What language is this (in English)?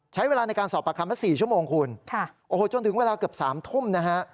Thai